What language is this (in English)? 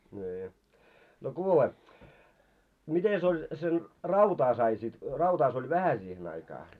Finnish